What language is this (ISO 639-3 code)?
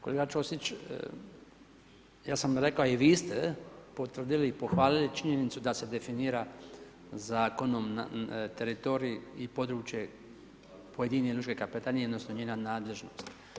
hrv